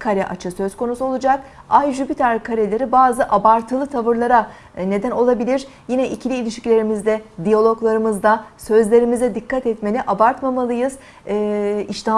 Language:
Turkish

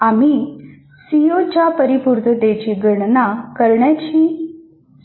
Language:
Marathi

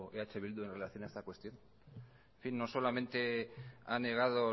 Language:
Spanish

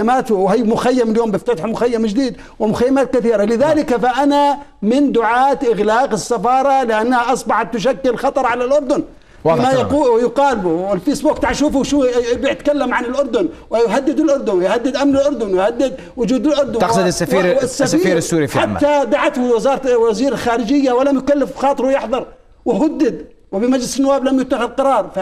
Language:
Arabic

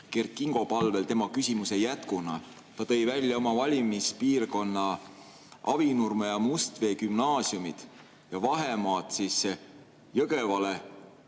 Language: Estonian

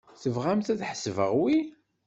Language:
Kabyle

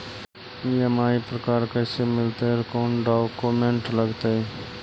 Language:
Magahi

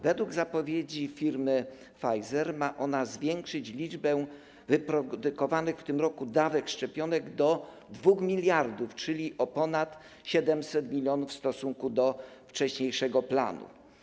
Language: Polish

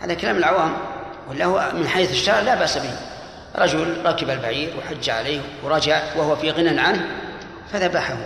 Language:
Arabic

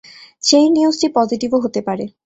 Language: Bangla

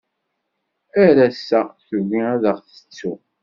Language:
Kabyle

